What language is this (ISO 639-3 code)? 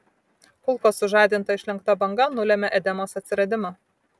lit